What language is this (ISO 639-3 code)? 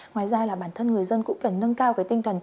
vie